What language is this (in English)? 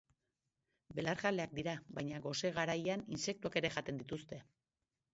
Basque